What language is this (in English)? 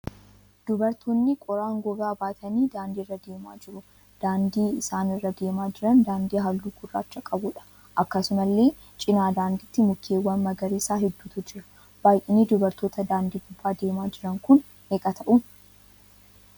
Oromo